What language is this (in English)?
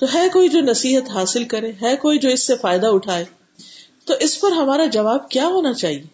Urdu